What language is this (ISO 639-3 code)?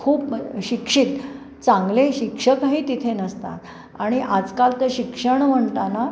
mar